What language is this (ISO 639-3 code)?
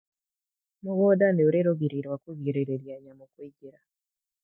kik